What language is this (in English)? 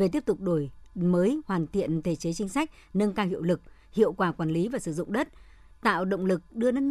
Vietnamese